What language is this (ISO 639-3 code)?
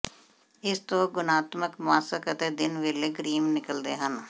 pan